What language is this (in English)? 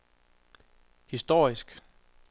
Danish